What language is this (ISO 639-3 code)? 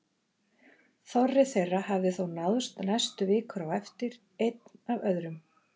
isl